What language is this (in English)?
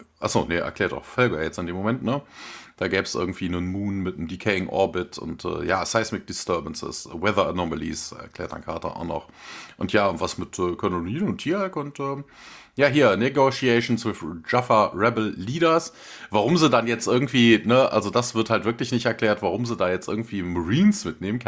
German